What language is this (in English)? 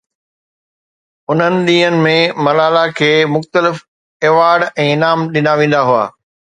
Sindhi